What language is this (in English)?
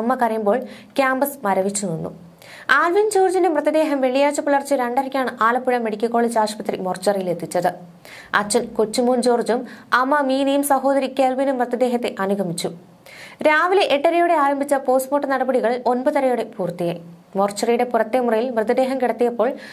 Malayalam